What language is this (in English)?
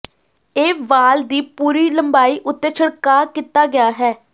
Punjabi